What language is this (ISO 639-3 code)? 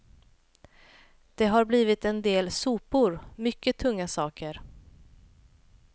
swe